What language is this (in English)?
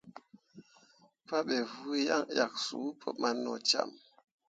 Mundang